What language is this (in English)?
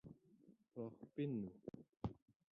Breton